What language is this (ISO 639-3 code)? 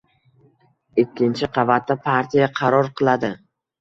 uzb